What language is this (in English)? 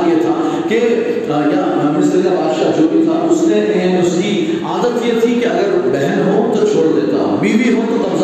Urdu